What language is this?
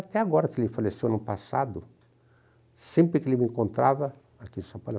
Portuguese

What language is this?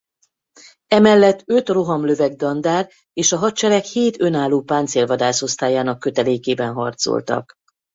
Hungarian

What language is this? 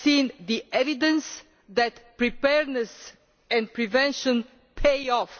English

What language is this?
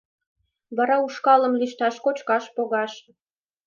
Mari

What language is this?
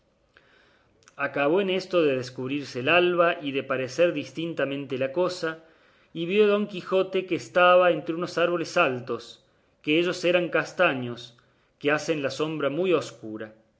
Spanish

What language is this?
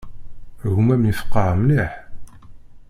Kabyle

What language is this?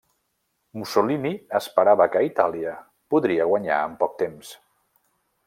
Catalan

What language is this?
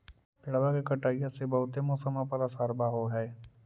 Magahi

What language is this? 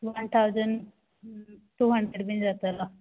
Konkani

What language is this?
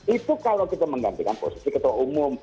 Indonesian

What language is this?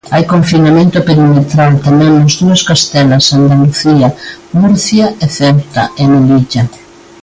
Galician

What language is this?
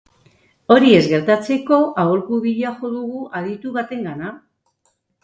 Basque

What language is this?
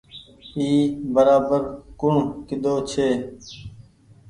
Goaria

